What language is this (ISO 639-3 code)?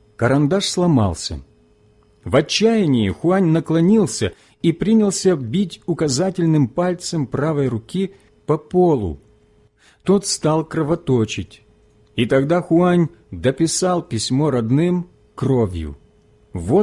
rus